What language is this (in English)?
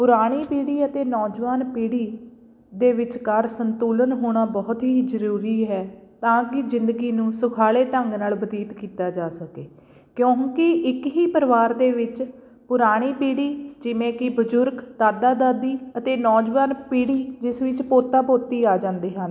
Punjabi